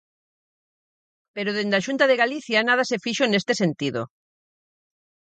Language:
Galician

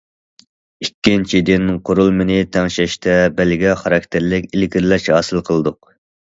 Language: Uyghur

